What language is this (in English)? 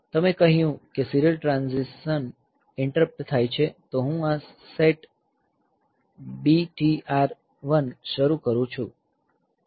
Gujarati